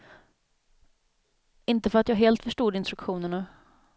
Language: Swedish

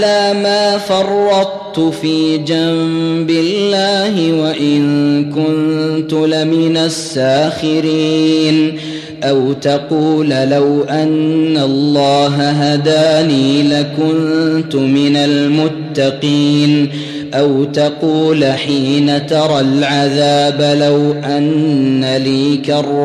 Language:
Arabic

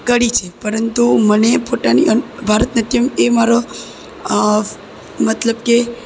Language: Gujarati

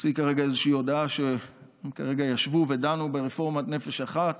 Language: Hebrew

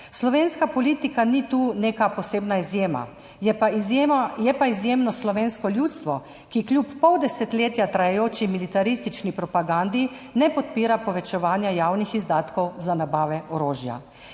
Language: Slovenian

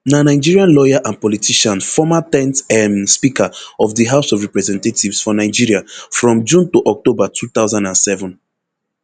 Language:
Nigerian Pidgin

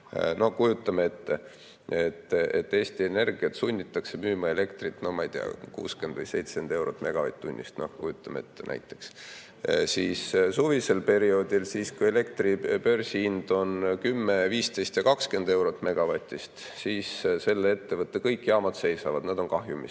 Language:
Estonian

